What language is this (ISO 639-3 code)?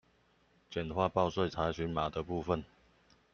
zho